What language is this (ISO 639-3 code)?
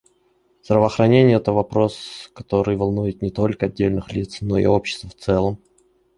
rus